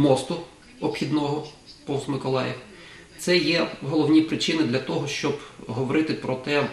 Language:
Ukrainian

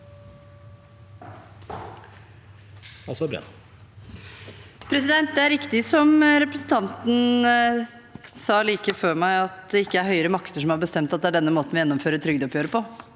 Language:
Norwegian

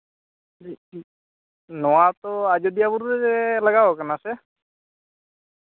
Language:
Santali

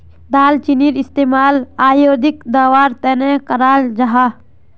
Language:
Magahi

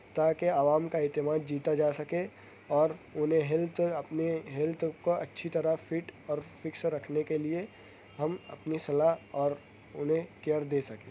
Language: Urdu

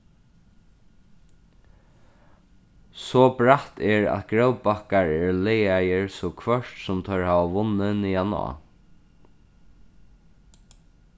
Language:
Faroese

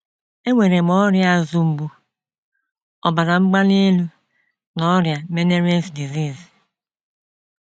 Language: Igbo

